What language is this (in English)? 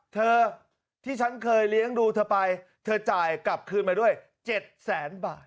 Thai